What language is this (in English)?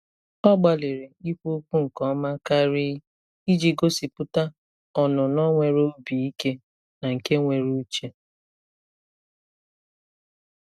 Igbo